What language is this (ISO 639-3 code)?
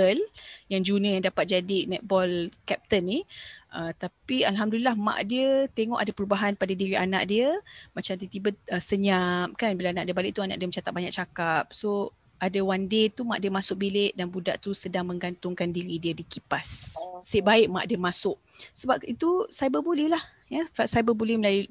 msa